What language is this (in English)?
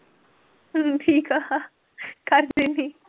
Punjabi